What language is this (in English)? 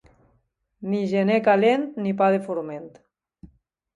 Catalan